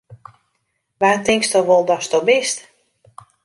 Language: Western Frisian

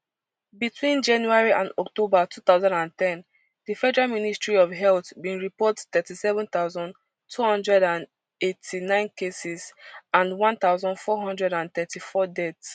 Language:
Nigerian Pidgin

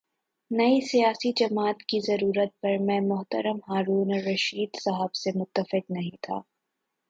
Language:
Urdu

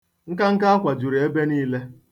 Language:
Igbo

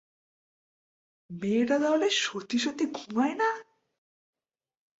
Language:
Bangla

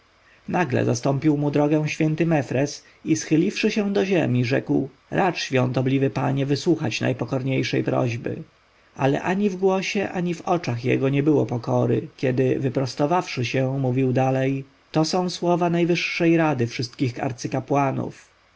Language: Polish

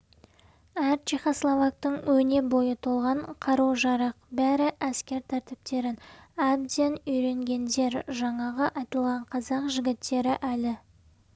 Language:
Kazakh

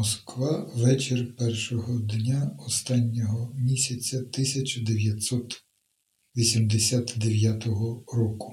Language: Ukrainian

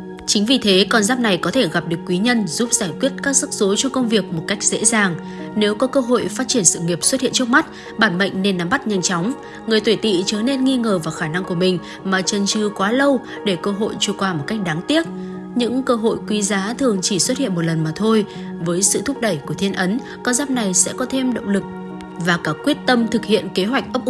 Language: Vietnamese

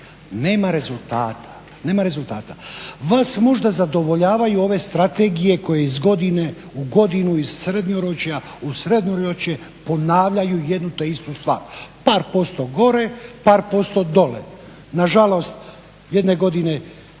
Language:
Croatian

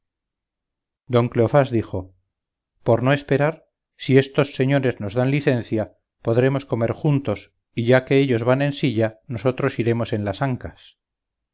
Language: Spanish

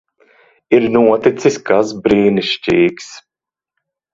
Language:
Latvian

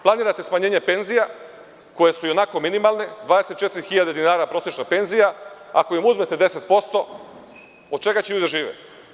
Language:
Serbian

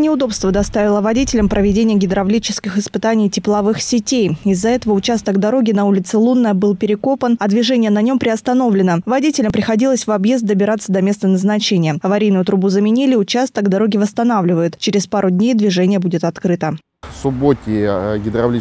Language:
Russian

